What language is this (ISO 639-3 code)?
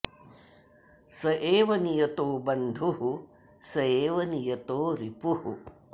san